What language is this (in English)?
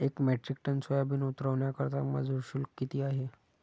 Marathi